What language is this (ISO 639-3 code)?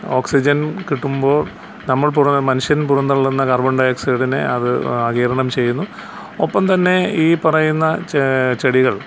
mal